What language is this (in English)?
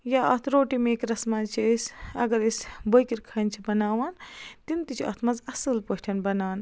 Kashmiri